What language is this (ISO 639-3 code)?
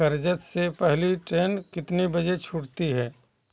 hin